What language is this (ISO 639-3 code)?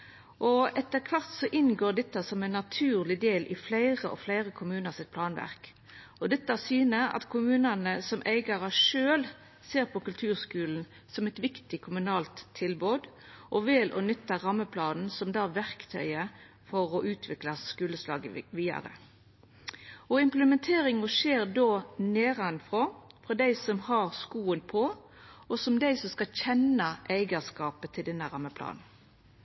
nno